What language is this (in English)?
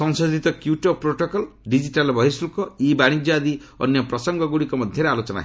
Odia